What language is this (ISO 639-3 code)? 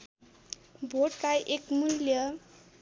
nep